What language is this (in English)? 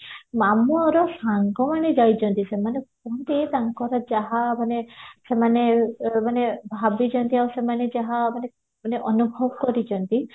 Odia